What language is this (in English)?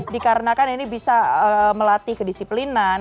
Indonesian